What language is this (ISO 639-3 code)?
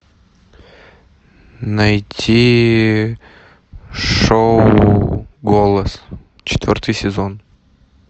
rus